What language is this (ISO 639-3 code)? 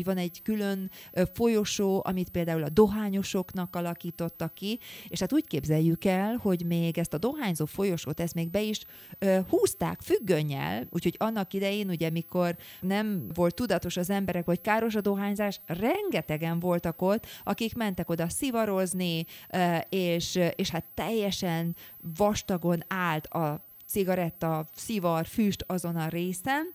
hun